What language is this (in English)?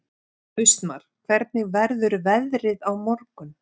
Icelandic